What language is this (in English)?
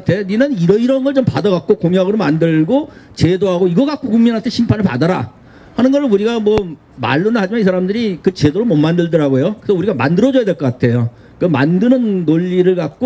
Korean